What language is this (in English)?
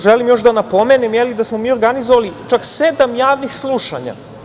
Serbian